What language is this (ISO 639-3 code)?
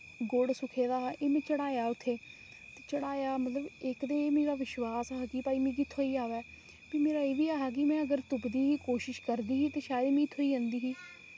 doi